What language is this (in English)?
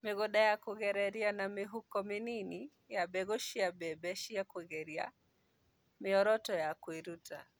Kikuyu